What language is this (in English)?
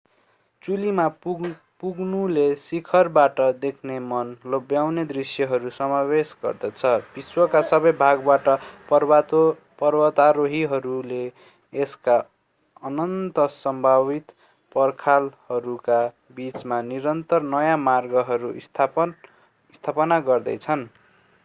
Nepali